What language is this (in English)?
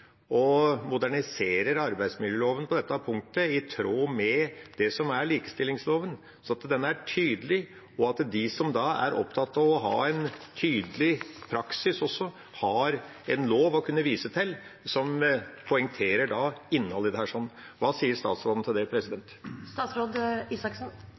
Norwegian Bokmål